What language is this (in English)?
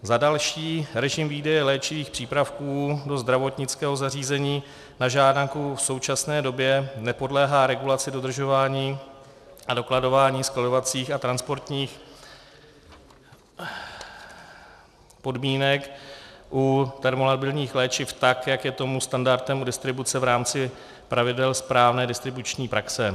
Czech